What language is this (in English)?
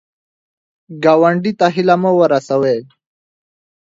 Pashto